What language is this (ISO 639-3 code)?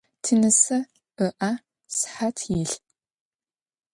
ady